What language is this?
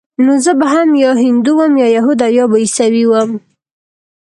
Pashto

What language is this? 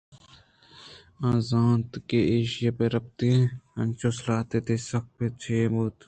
Eastern Balochi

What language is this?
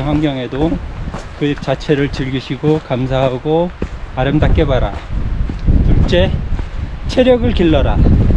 Korean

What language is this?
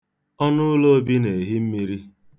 Igbo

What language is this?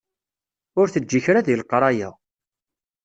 Kabyle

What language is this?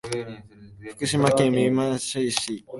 Japanese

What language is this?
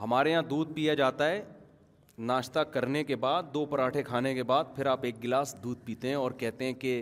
Urdu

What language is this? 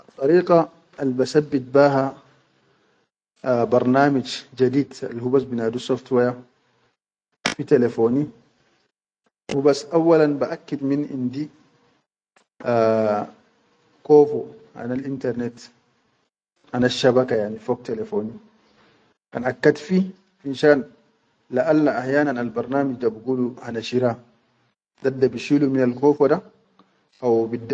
Chadian Arabic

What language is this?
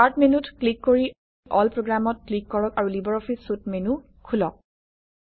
Assamese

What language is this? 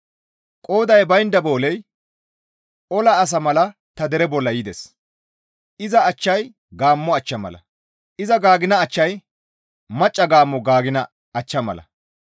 Gamo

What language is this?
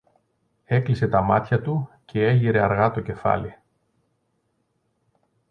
Greek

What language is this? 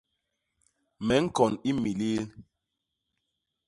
Basaa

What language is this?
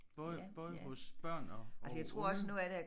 Danish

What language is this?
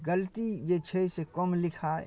Maithili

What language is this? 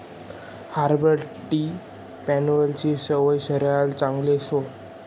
Marathi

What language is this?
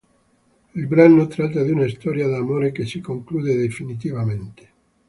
Italian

